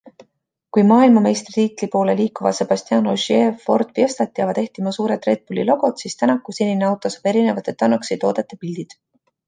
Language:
Estonian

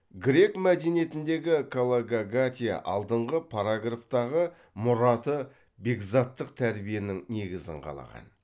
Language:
Kazakh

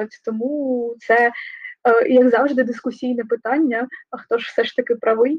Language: Ukrainian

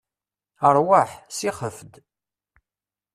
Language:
Kabyle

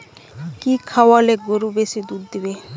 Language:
Bangla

